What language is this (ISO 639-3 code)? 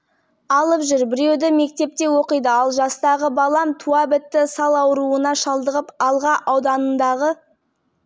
kaz